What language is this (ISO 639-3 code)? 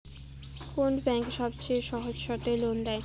ben